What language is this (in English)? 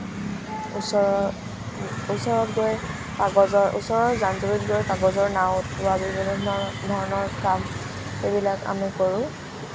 Assamese